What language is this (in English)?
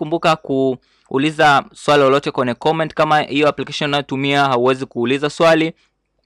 Swahili